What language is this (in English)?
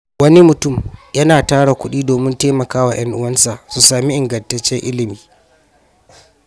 Hausa